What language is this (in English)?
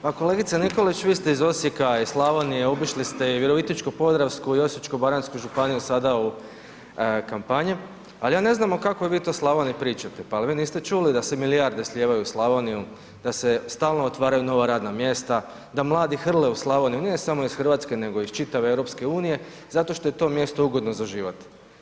Croatian